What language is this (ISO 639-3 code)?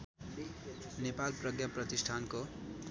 nep